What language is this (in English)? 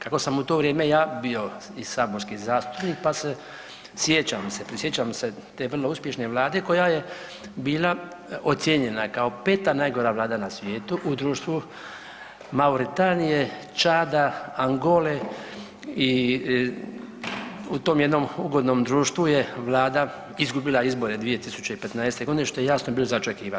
Croatian